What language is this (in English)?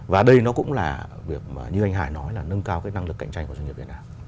Vietnamese